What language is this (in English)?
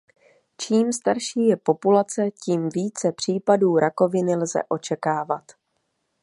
Czech